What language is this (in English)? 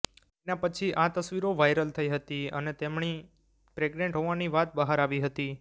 Gujarati